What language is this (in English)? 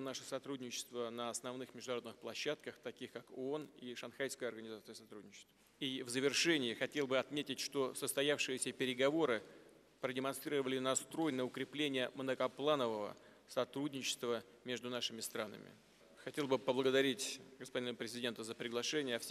Russian